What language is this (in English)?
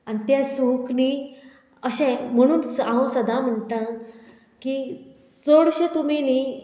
Konkani